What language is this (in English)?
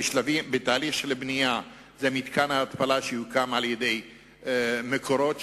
Hebrew